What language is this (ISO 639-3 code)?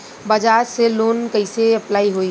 bho